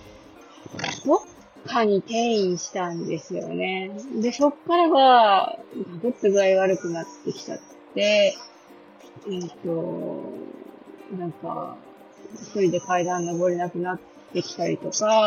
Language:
Japanese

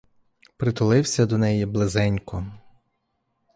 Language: Ukrainian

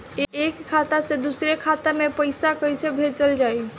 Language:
Bhojpuri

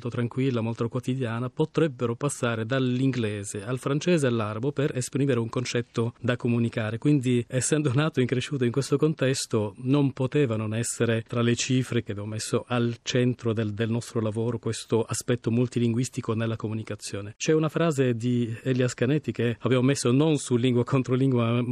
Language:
Italian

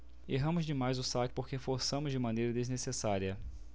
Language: Portuguese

